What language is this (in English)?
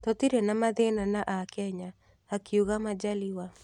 Kikuyu